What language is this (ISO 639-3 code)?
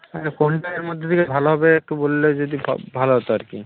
ben